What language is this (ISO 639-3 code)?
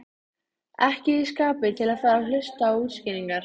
isl